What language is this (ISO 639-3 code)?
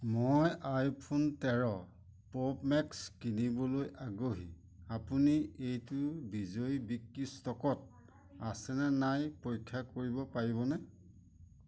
asm